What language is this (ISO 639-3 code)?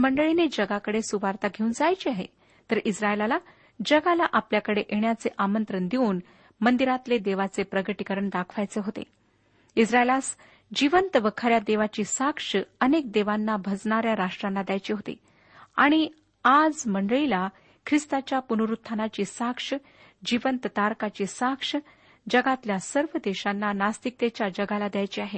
mar